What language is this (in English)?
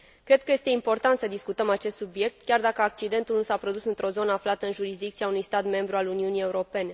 Romanian